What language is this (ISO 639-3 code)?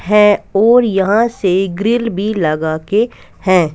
hin